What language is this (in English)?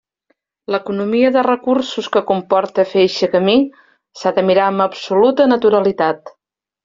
Catalan